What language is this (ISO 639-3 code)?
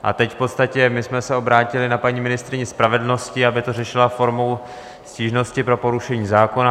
ces